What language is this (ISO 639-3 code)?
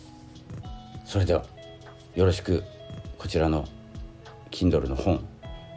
jpn